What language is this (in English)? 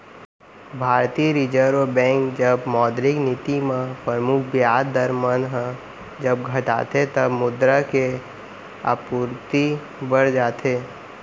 Chhattisgarhi